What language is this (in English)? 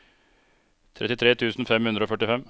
Norwegian